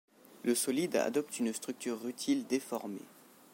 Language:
French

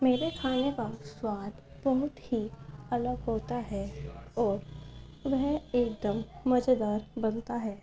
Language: Urdu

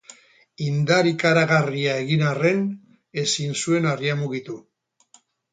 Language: Basque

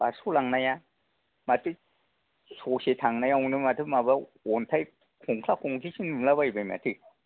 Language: Bodo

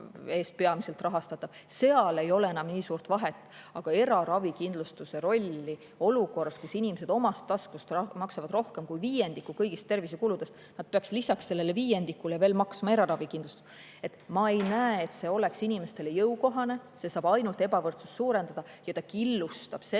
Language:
Estonian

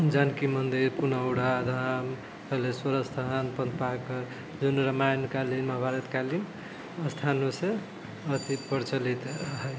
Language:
Maithili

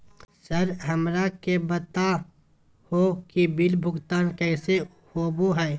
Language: Magahi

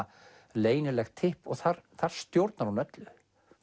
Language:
Icelandic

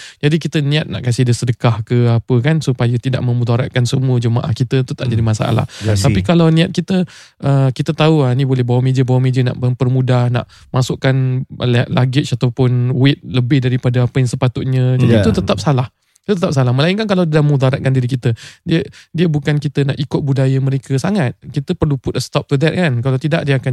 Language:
Malay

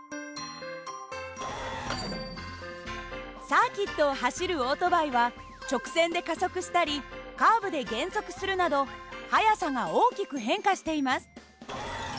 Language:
Japanese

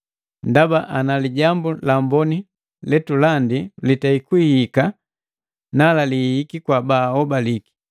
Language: Matengo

